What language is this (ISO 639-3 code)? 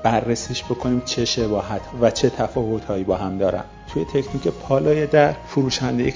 fas